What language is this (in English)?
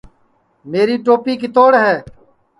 Sansi